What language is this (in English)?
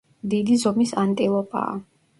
Georgian